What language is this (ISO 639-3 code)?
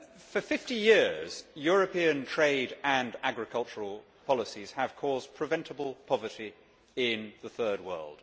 eng